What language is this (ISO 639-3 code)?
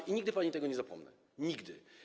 pol